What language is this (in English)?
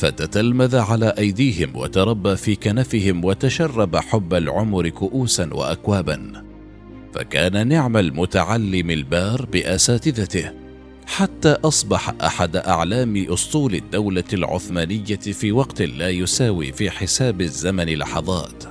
Arabic